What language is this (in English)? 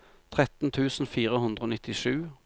Norwegian